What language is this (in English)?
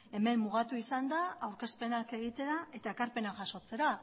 Basque